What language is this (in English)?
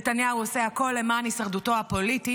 Hebrew